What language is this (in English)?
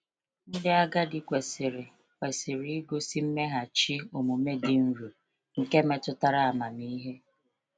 Igbo